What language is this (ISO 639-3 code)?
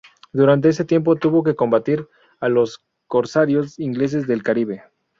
spa